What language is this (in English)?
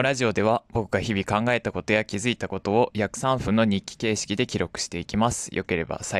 Japanese